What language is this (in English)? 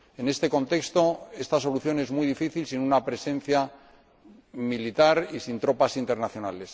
Spanish